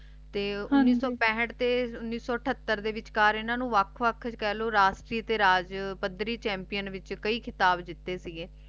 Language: Punjabi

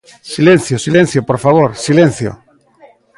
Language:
Galician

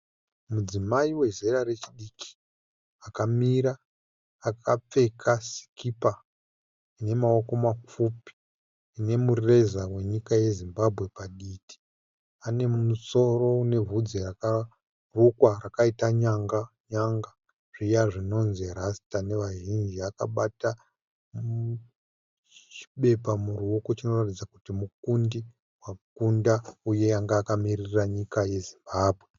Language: Shona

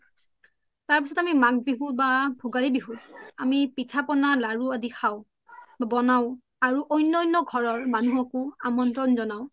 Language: Assamese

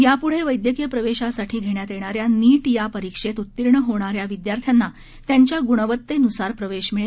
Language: Marathi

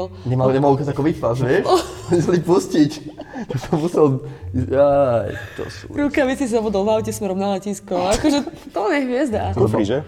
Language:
Slovak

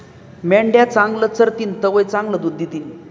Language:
Marathi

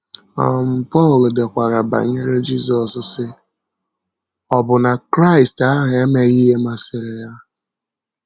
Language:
Igbo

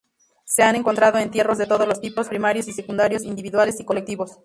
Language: Spanish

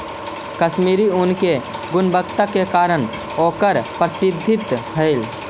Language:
Magahi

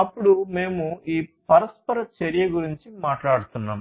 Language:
Telugu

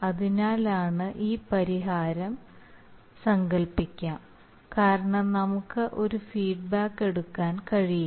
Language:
Malayalam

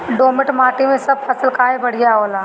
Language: Bhojpuri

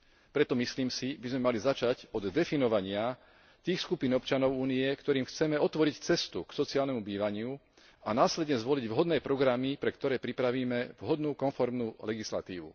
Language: Slovak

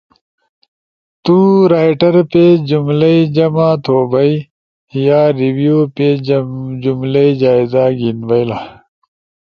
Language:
Ushojo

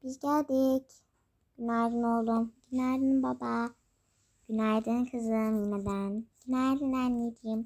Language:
Turkish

